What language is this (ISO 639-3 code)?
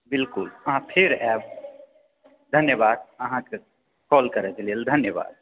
mai